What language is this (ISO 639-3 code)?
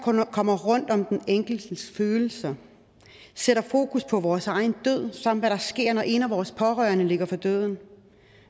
dan